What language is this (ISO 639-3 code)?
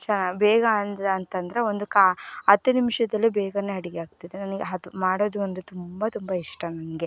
kan